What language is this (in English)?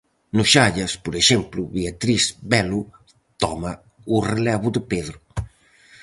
Galician